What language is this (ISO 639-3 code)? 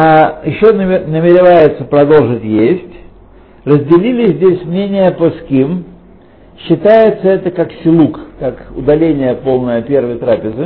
rus